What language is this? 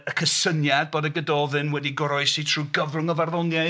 Welsh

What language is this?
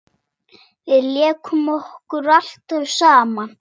Icelandic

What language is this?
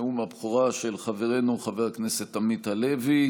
Hebrew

